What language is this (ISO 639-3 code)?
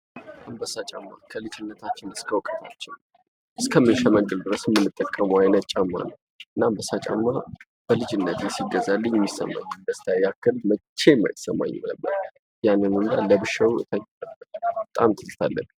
amh